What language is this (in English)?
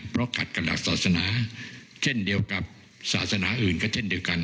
Thai